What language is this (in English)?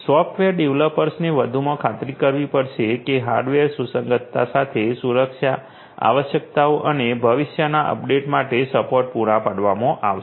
Gujarati